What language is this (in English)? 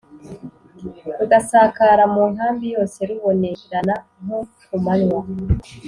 Kinyarwanda